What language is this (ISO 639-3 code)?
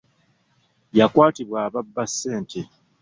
lug